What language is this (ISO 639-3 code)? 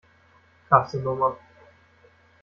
deu